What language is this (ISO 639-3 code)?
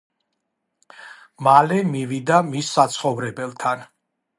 kat